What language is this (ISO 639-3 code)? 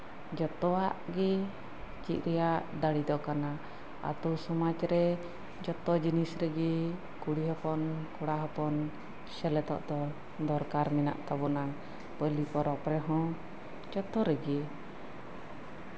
sat